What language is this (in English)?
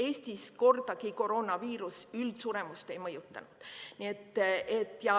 Estonian